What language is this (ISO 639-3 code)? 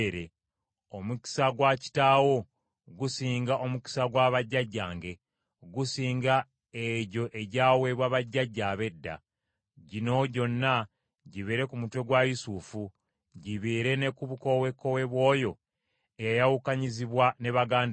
lug